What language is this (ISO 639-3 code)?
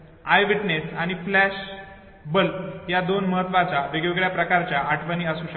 mar